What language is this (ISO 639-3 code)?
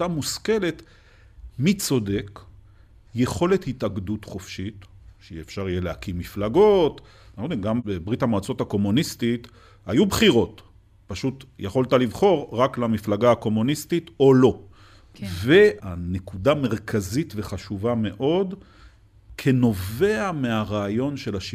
heb